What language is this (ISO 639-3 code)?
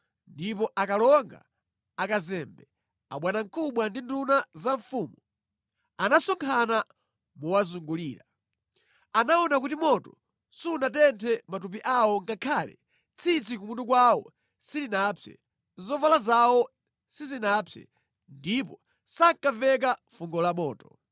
nya